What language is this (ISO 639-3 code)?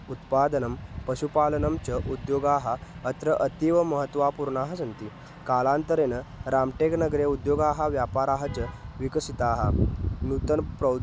san